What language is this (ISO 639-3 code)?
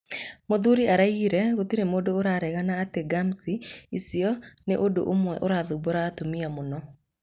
kik